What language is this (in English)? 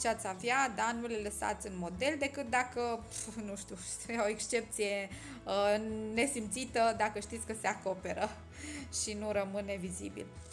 Romanian